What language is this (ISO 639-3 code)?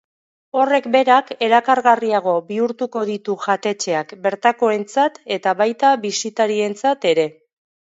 eus